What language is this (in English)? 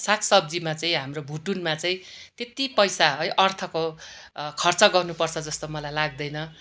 Nepali